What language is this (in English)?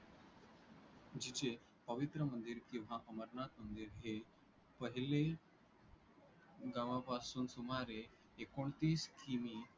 Marathi